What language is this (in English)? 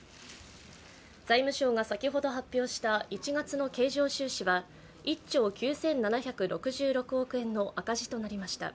Japanese